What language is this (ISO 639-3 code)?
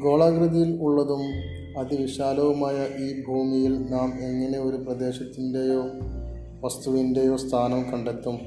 mal